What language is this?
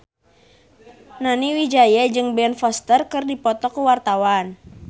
Sundanese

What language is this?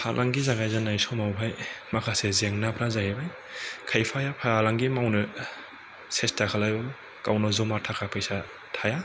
Bodo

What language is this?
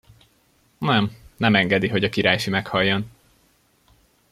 Hungarian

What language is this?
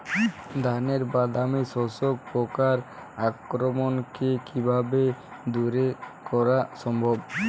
Bangla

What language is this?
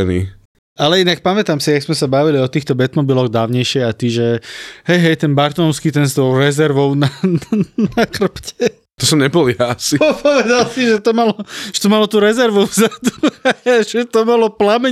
Slovak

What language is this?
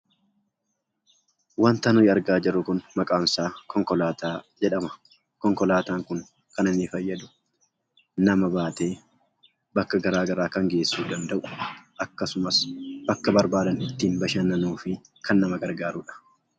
Oromo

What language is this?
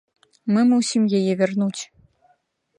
Belarusian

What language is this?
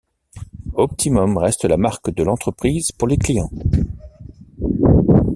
French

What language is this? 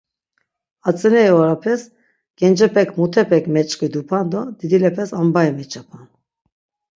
Laz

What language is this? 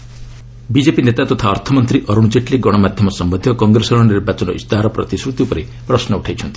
Odia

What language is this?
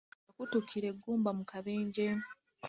Ganda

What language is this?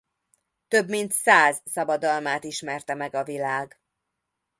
Hungarian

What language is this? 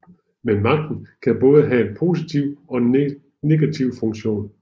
Danish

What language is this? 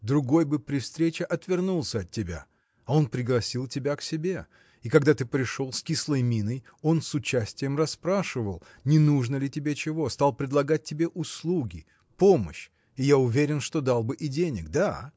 Russian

